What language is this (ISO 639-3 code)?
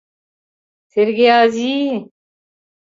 chm